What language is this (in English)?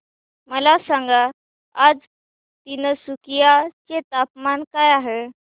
Marathi